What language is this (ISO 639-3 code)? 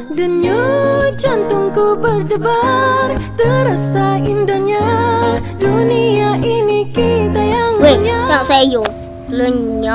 msa